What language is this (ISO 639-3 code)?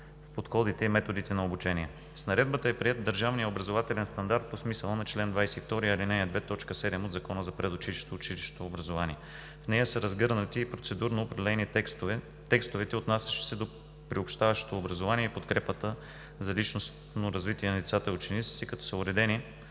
bul